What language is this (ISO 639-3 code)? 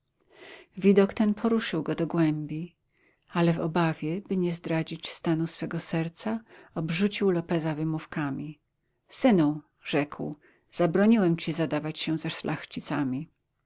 pol